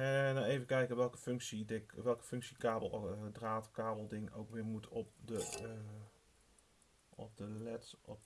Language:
Dutch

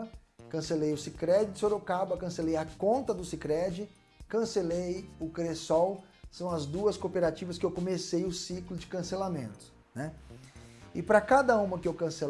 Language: Portuguese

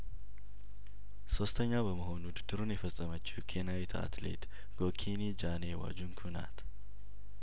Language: Amharic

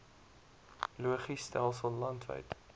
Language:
Afrikaans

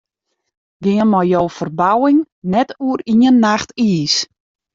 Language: Western Frisian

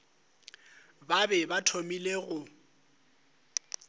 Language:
Northern Sotho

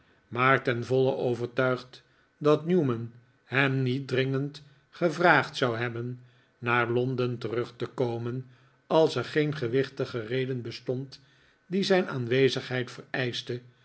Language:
Dutch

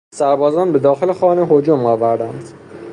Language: Persian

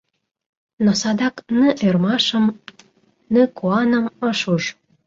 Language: Mari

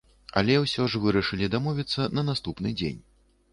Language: Belarusian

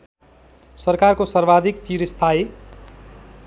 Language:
Nepali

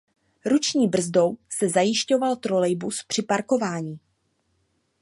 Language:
Czech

